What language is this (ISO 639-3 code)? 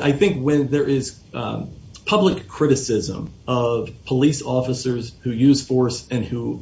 eng